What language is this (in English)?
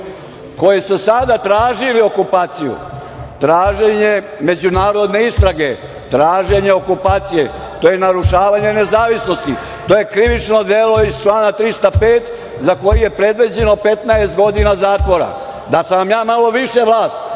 Serbian